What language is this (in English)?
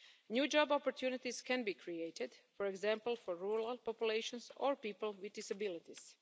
English